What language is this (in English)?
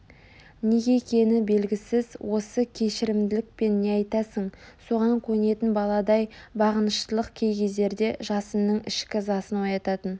Kazakh